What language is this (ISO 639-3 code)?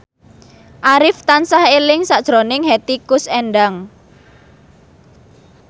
jav